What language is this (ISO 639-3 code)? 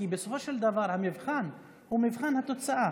heb